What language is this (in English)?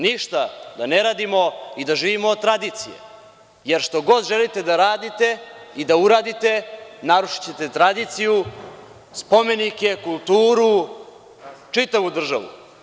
Serbian